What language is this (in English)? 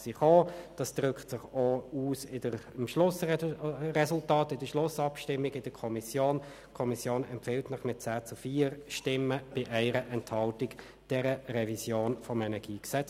Swiss German